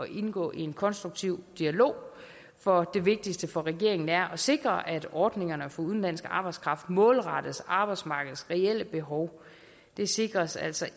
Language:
Danish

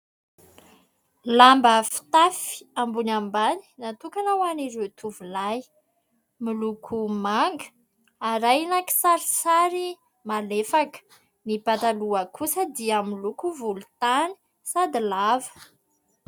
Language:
Malagasy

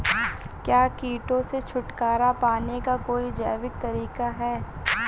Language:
Hindi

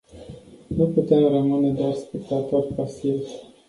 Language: Romanian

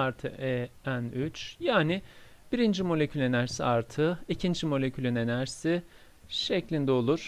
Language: Turkish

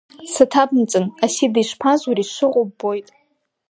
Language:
Abkhazian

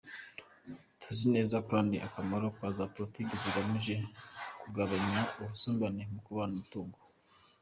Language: Kinyarwanda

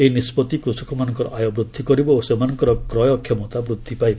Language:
Odia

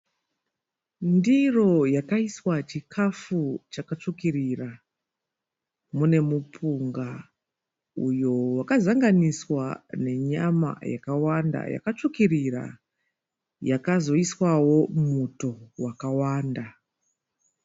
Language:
Shona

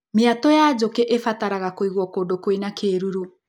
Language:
Kikuyu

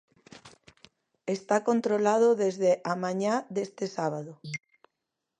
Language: Galician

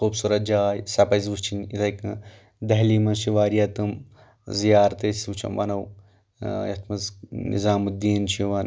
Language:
Kashmiri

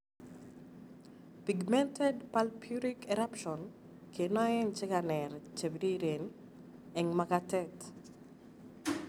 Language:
Kalenjin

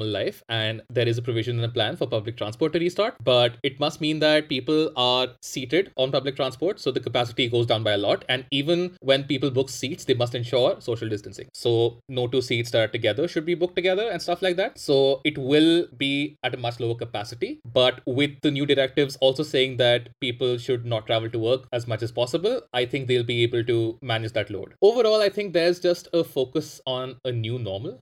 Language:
English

